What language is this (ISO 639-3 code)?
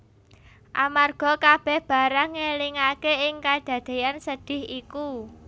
jav